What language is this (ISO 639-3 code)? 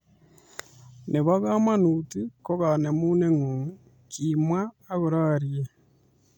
kln